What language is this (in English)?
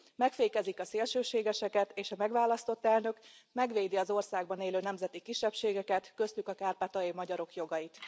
Hungarian